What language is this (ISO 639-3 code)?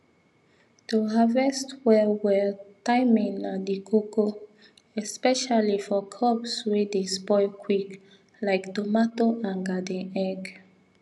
pcm